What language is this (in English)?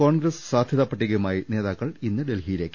Malayalam